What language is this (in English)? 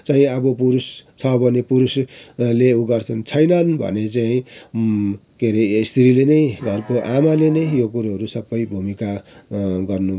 Nepali